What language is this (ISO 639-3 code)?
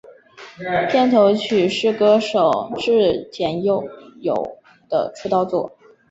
zho